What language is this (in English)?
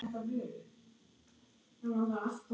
Icelandic